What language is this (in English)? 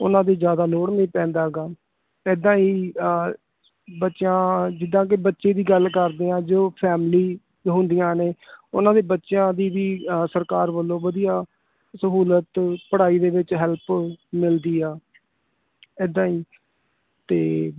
Punjabi